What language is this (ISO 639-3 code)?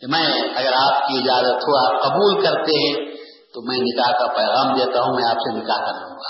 urd